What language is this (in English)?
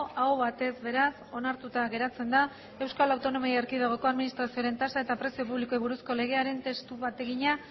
Basque